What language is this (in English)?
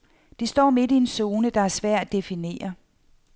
Danish